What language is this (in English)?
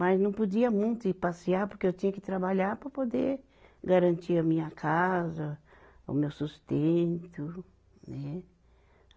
Portuguese